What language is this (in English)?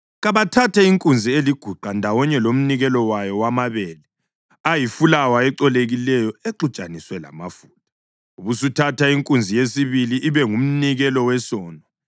North Ndebele